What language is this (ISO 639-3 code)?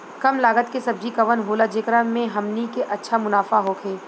bho